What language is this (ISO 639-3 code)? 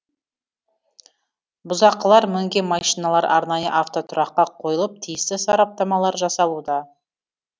kaz